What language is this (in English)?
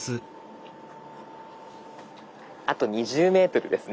Japanese